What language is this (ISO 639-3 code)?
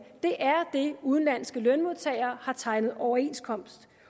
dan